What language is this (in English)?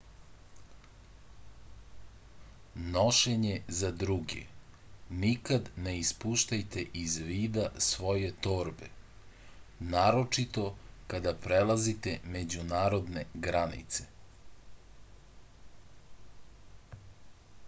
Serbian